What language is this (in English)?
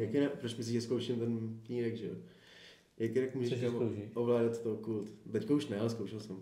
Czech